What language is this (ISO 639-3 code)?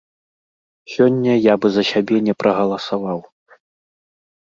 bel